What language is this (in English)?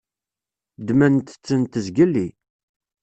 Kabyle